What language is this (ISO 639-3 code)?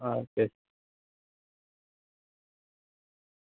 guj